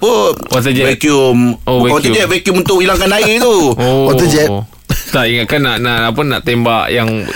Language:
Malay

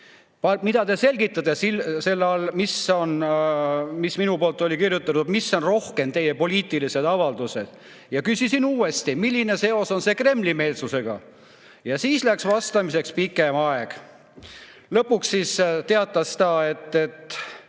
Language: Estonian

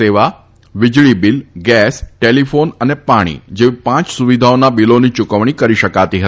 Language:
Gujarati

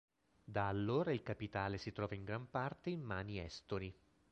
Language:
Italian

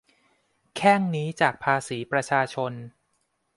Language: Thai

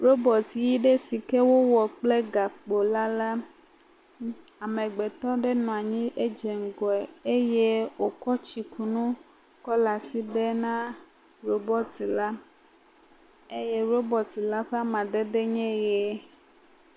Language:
Ewe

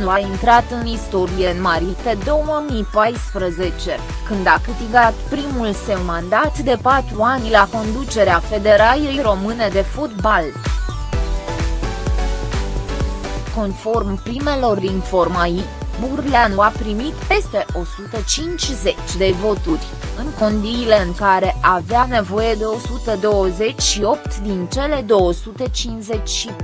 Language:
Romanian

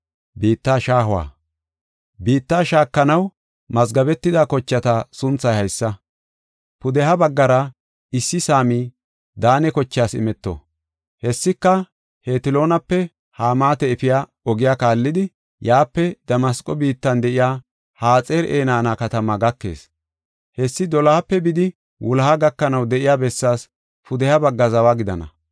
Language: Gofa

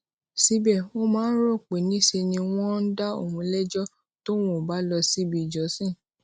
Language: Yoruba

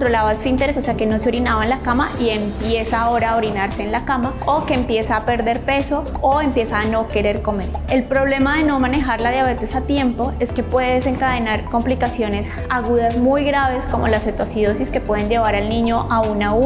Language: Spanish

